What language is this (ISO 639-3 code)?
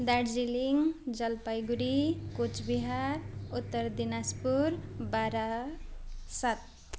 nep